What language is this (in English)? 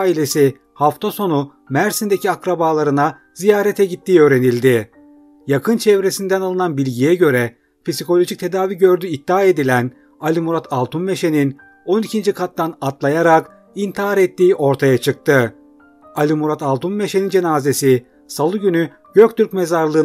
Turkish